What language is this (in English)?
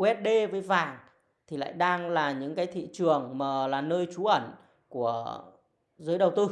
Vietnamese